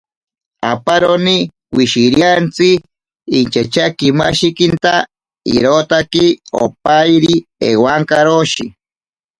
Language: Ashéninka Perené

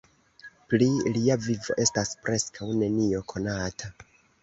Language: Esperanto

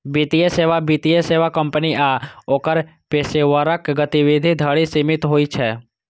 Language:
Maithili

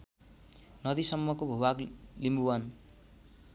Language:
Nepali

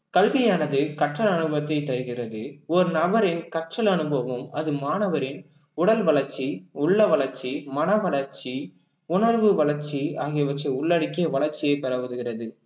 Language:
Tamil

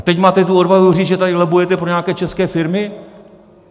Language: Czech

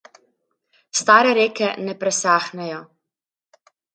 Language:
Slovenian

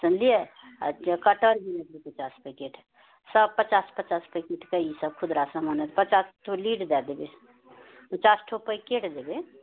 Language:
Maithili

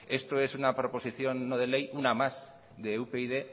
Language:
Spanish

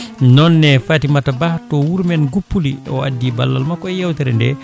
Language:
Fula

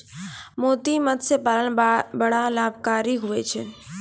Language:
Maithili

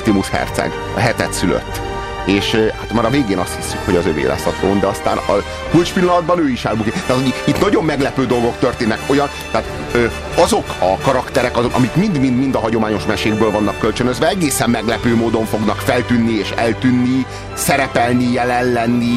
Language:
Hungarian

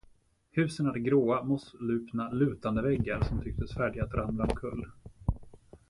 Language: Swedish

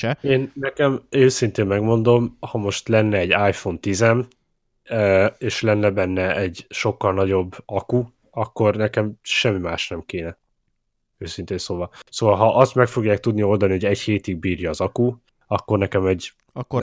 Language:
Hungarian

